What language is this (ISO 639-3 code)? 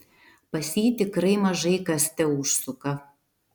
lit